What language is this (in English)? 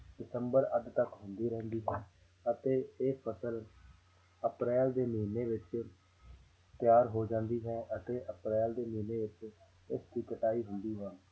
Punjabi